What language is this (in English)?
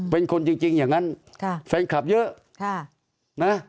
Thai